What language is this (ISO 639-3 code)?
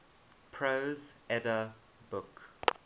eng